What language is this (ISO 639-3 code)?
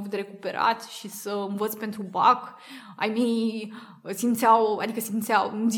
ron